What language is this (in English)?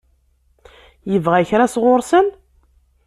Kabyle